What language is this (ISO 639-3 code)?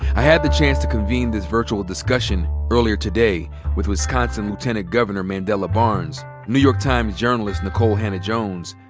eng